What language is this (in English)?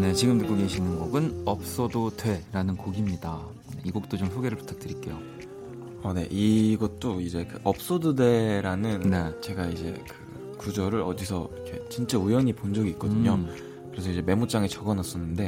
Korean